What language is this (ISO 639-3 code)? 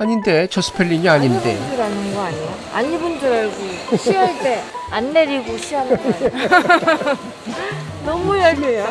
kor